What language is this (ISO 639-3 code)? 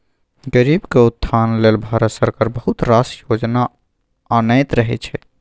mai